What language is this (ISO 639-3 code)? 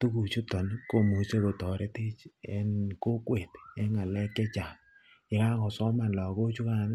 kln